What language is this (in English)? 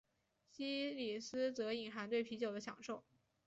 Chinese